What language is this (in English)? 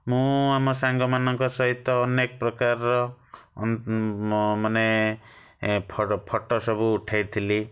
Odia